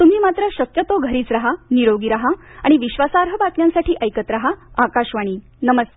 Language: Marathi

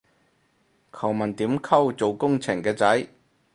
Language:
Cantonese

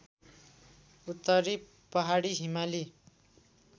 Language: Nepali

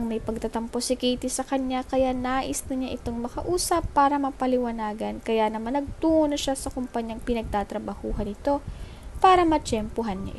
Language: Filipino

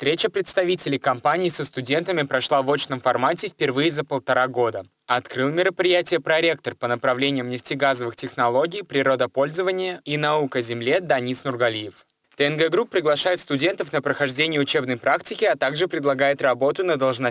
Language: Russian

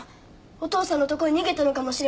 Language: Japanese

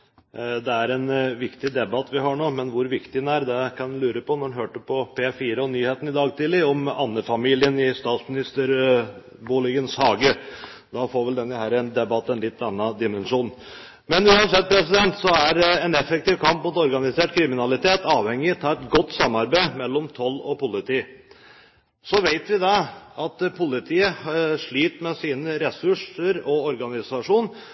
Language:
Norwegian Bokmål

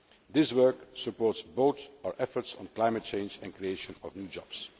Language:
English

